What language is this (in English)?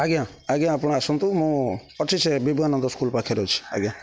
Odia